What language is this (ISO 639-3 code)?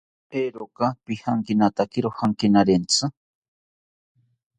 cpy